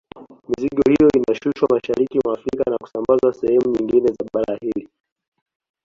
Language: Swahili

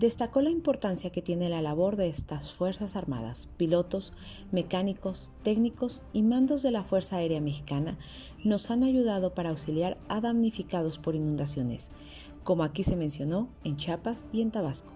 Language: Spanish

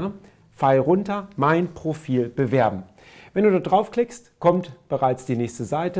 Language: German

